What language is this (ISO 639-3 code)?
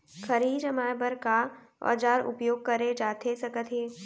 hne